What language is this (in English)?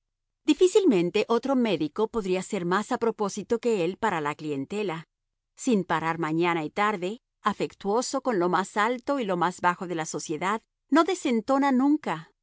Spanish